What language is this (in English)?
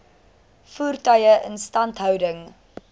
Afrikaans